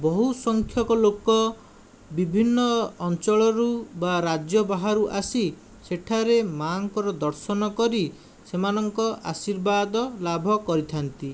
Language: Odia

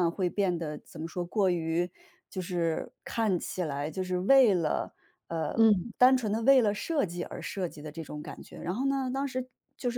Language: Chinese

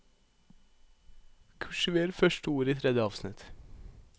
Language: Norwegian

